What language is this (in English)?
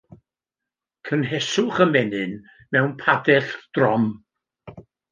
Welsh